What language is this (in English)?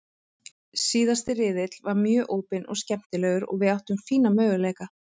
Icelandic